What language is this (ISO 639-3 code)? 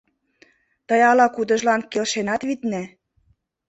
chm